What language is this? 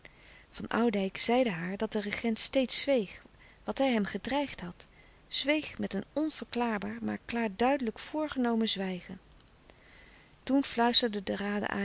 Dutch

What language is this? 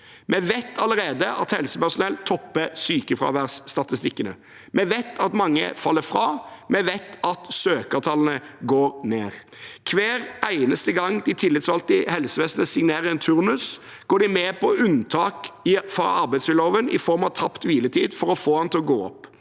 Norwegian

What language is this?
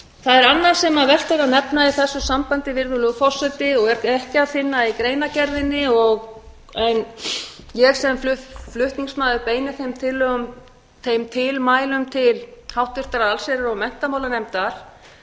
Icelandic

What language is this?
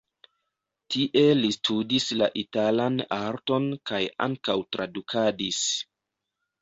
Esperanto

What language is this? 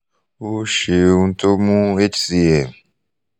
Yoruba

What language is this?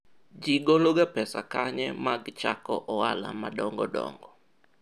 Luo (Kenya and Tanzania)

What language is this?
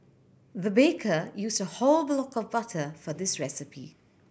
English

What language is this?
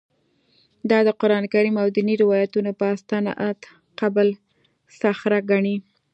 Pashto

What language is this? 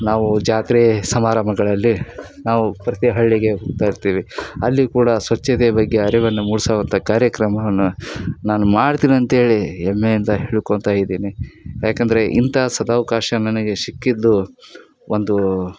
Kannada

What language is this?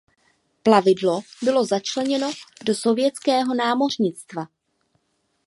Czech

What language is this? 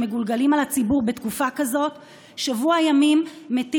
Hebrew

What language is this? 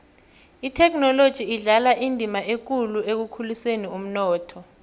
South Ndebele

